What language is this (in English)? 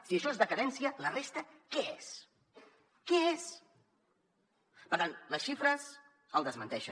Catalan